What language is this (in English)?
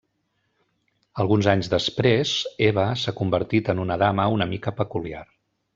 Catalan